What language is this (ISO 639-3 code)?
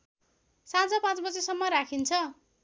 nep